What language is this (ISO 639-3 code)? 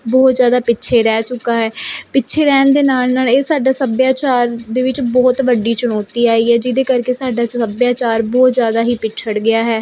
pan